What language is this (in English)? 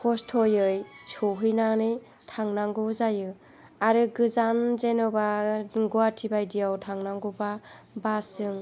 Bodo